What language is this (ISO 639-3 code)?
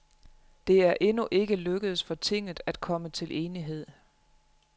dan